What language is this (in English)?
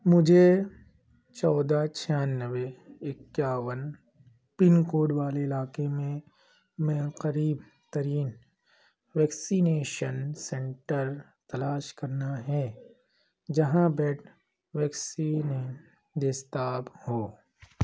Urdu